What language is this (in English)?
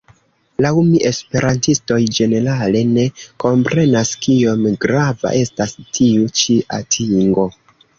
Esperanto